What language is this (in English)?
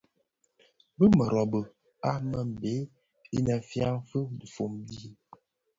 Bafia